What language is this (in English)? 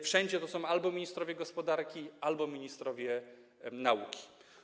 Polish